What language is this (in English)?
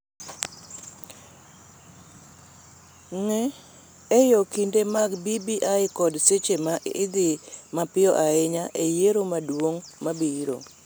Luo (Kenya and Tanzania)